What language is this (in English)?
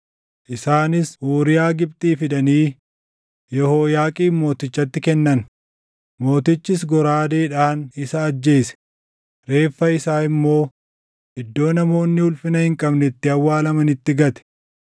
Oromo